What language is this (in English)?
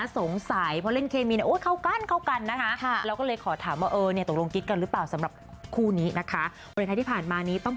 Thai